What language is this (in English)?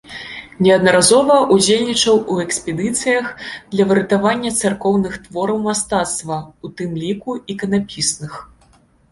Belarusian